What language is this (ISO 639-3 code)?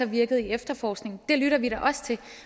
dan